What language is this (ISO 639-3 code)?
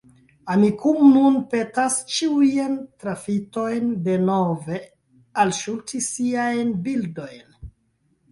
epo